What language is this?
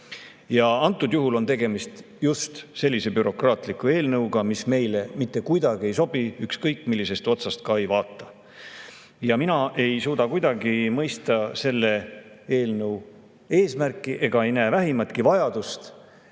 Estonian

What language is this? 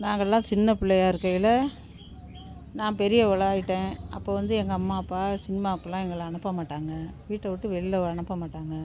Tamil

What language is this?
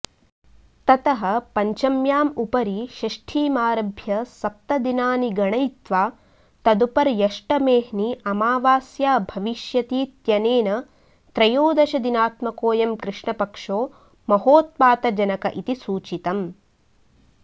Sanskrit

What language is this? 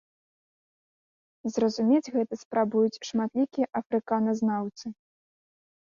Belarusian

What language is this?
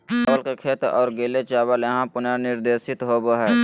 Magahi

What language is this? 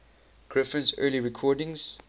English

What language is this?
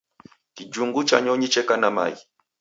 Taita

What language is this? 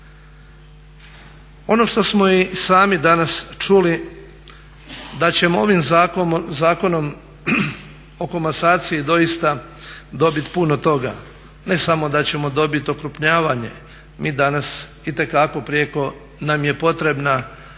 Croatian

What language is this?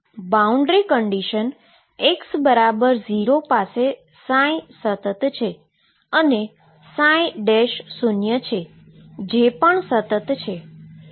Gujarati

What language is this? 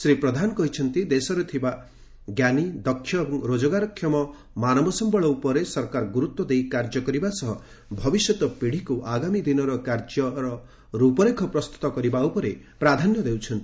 Odia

